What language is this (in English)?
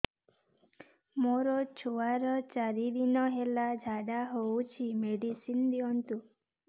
Odia